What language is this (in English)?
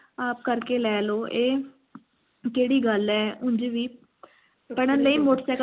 Punjabi